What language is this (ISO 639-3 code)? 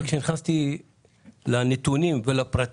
heb